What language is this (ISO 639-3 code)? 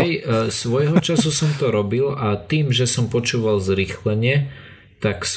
slk